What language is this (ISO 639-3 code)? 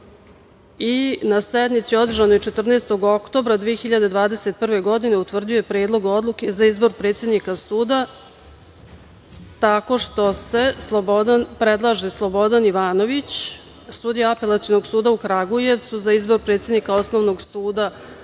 srp